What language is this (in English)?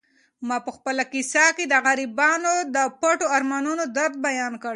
Pashto